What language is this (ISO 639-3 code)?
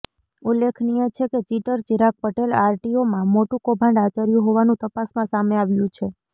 guj